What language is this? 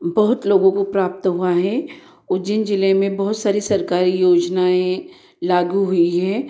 Hindi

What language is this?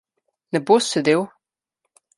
Slovenian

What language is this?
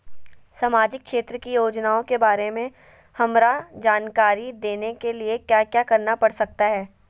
Magahi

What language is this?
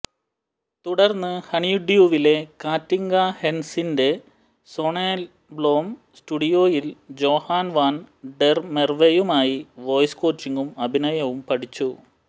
Malayalam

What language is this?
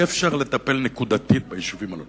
Hebrew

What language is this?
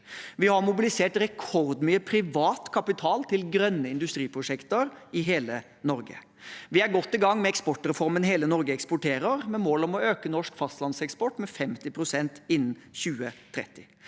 Norwegian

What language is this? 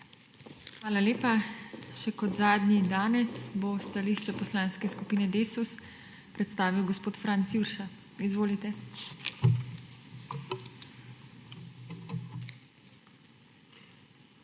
Slovenian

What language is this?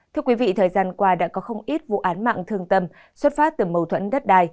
Vietnamese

